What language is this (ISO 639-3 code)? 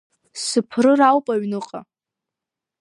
abk